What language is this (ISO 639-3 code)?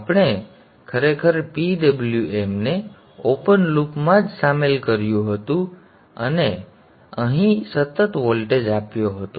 guj